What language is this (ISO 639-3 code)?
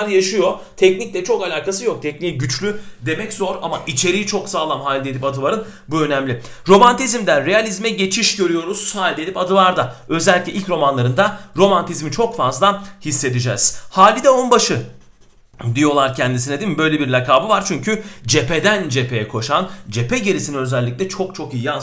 tur